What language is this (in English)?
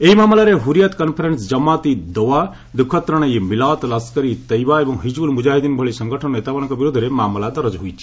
Odia